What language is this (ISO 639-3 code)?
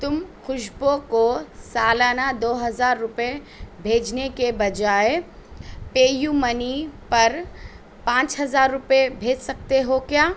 urd